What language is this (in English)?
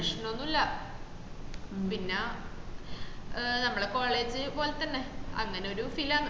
Malayalam